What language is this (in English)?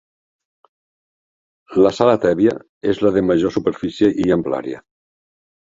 Catalan